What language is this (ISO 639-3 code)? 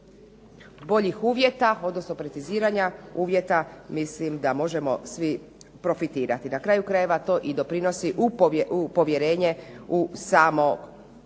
hrv